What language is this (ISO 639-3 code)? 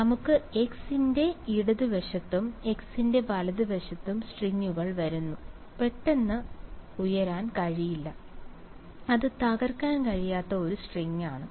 mal